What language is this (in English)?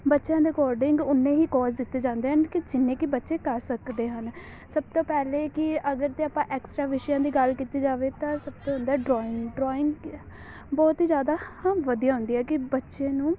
Punjabi